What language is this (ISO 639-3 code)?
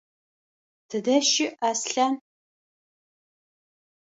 ady